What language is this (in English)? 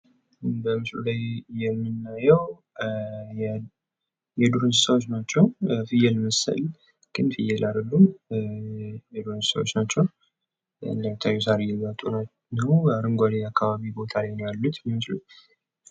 Amharic